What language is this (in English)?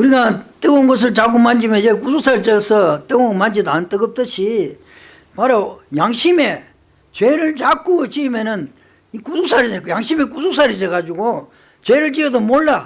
Korean